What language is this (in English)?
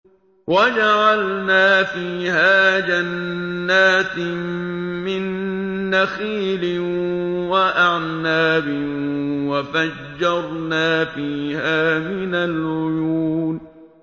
Arabic